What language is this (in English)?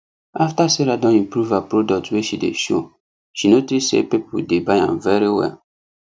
Nigerian Pidgin